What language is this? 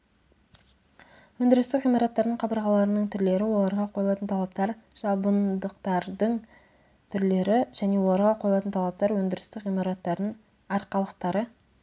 Kazakh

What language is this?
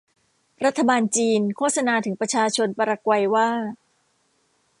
Thai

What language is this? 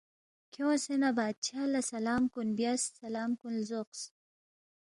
Balti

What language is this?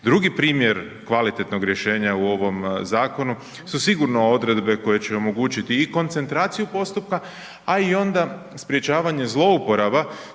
Croatian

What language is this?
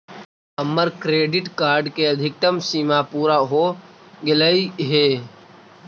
Magahi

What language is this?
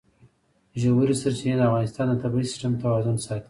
Pashto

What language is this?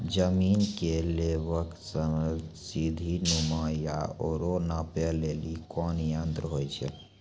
Maithili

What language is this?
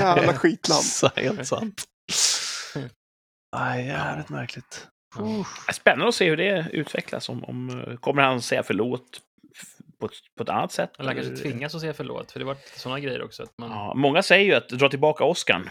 Swedish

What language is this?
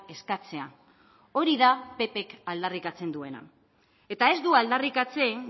Basque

